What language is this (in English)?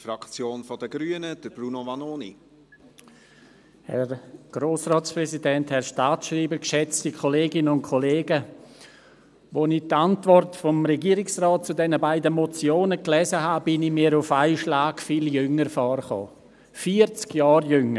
Swiss German